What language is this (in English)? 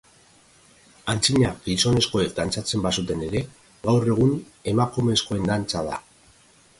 Basque